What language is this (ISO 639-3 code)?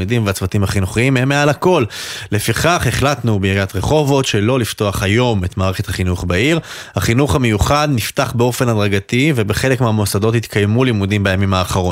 heb